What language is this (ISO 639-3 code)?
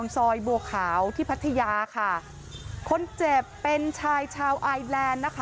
tha